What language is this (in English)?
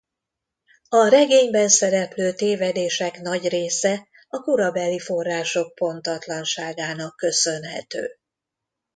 Hungarian